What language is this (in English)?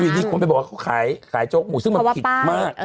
Thai